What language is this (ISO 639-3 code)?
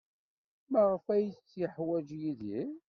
kab